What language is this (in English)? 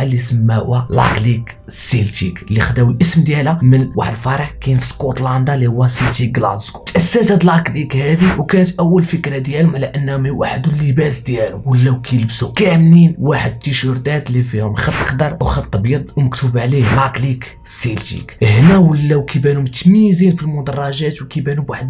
Arabic